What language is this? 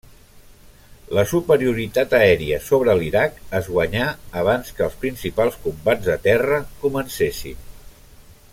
Catalan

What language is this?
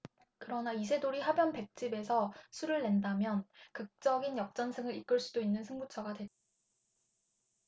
Korean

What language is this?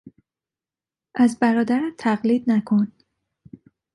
Persian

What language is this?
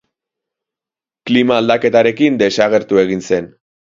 Basque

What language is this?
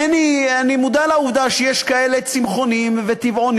Hebrew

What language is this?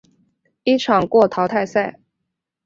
Chinese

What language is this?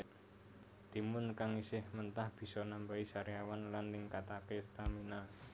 Javanese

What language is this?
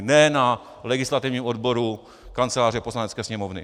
Czech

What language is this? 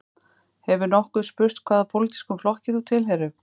Icelandic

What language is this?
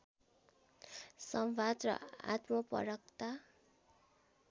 Nepali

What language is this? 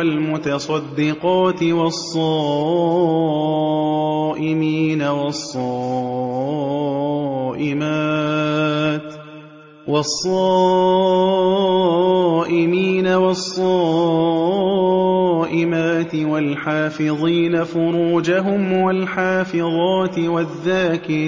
Arabic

